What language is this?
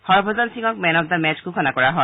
Assamese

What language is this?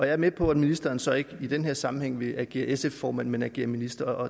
Danish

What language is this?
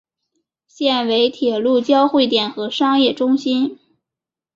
Chinese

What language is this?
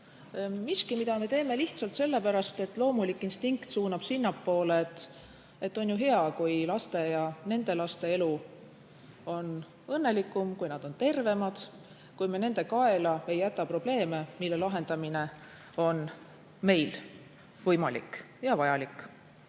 Estonian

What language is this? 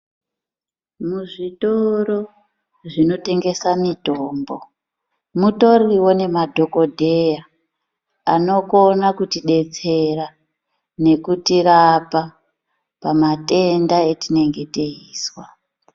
Ndau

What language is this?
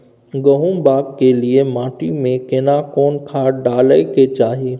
Maithili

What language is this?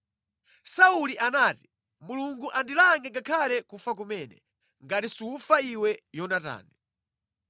Nyanja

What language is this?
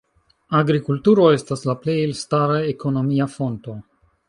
Esperanto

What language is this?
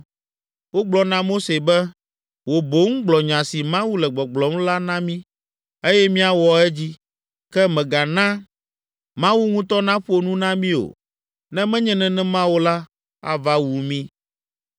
Ewe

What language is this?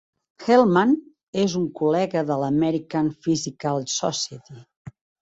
Catalan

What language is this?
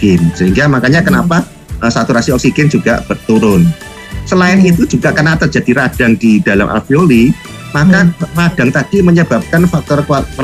Indonesian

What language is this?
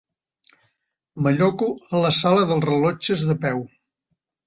Catalan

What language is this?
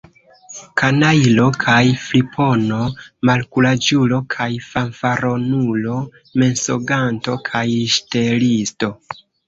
Esperanto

